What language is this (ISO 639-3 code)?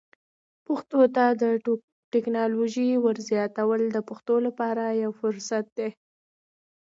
pus